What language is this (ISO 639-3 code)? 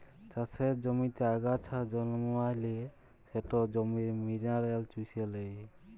ben